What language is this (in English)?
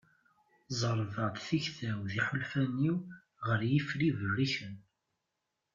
Kabyle